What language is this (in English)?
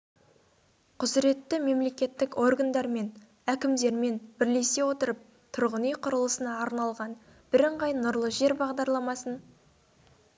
Kazakh